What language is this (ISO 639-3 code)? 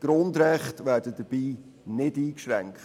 gsw